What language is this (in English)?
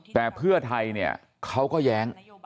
Thai